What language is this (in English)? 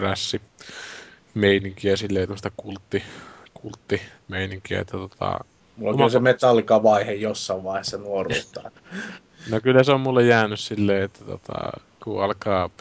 Finnish